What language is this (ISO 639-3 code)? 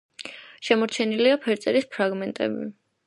kat